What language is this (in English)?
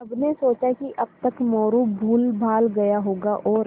Hindi